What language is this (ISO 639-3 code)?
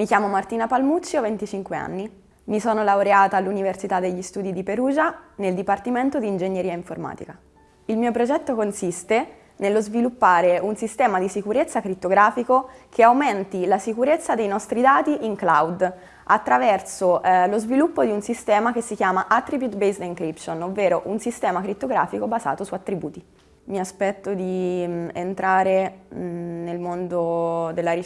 ita